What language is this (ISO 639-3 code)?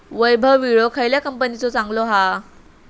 mar